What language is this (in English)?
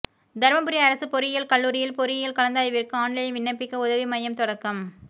Tamil